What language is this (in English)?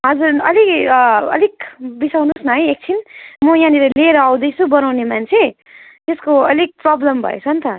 Nepali